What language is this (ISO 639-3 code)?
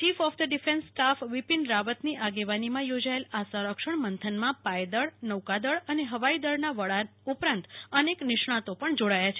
guj